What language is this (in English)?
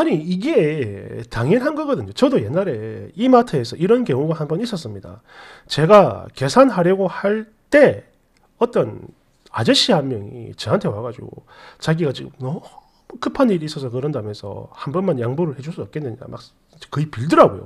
Korean